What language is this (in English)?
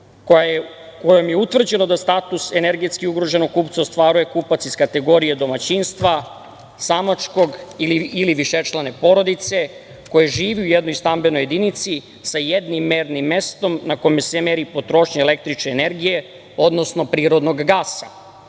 Serbian